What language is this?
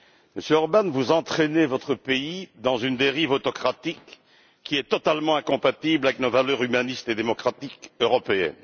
French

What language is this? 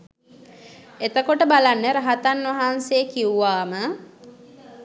Sinhala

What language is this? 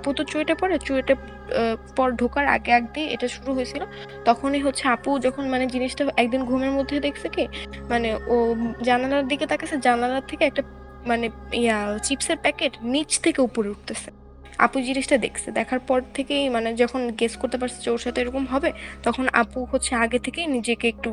Bangla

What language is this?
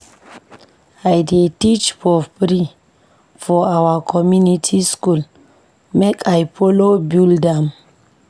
Nigerian Pidgin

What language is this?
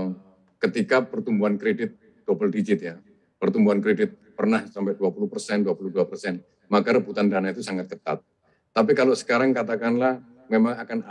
Indonesian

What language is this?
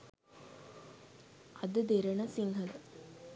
Sinhala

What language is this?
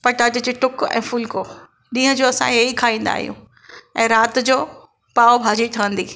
Sindhi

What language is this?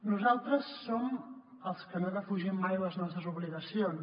Catalan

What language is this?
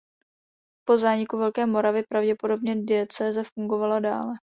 Czech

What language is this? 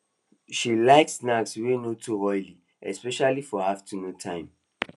Nigerian Pidgin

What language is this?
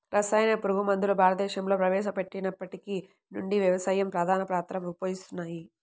Telugu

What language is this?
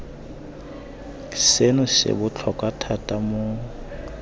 Tswana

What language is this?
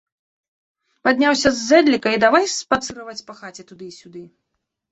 Belarusian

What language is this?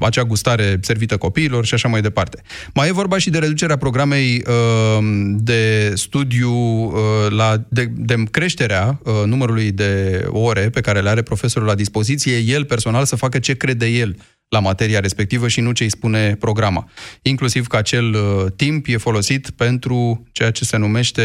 Romanian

